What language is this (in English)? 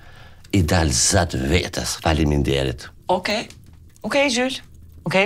Romanian